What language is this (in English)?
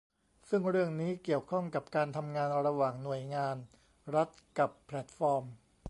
Thai